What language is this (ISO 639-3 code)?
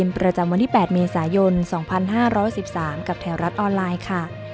tha